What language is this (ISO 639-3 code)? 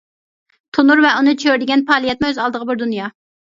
uig